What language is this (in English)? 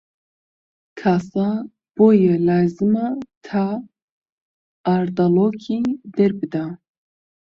Central Kurdish